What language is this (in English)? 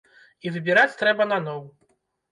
Belarusian